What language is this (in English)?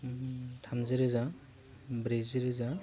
Bodo